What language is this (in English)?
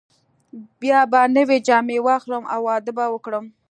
Pashto